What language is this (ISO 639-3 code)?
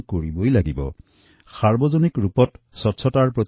asm